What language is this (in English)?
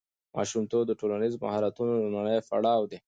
Pashto